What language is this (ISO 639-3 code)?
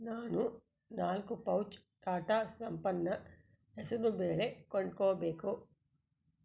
kan